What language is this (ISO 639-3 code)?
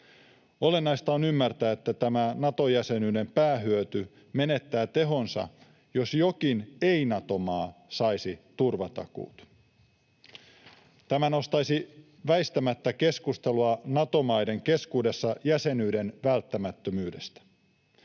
fin